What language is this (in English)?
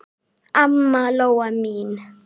Icelandic